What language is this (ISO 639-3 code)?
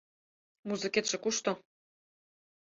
chm